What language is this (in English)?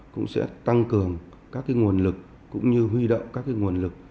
Vietnamese